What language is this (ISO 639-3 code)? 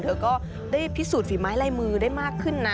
tha